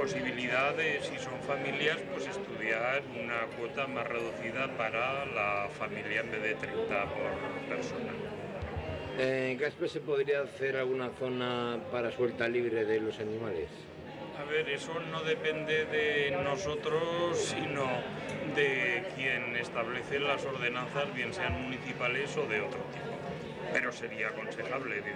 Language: Spanish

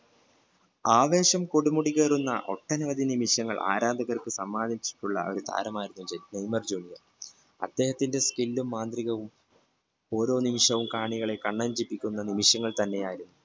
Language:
Malayalam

